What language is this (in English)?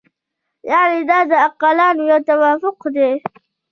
Pashto